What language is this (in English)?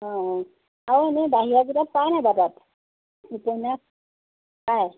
Assamese